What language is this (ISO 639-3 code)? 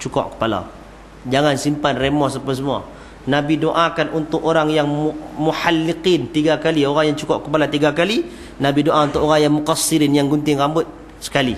msa